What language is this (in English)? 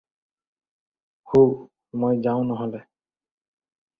Assamese